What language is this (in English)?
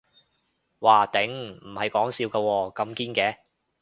Cantonese